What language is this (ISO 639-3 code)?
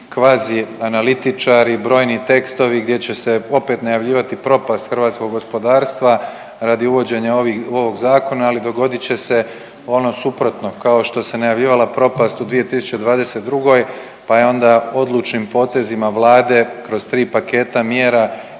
hrv